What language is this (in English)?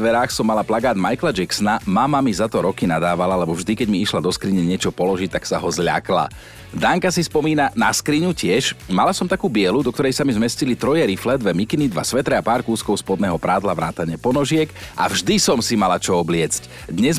Slovak